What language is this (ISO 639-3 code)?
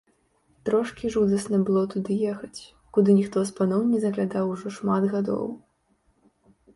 bel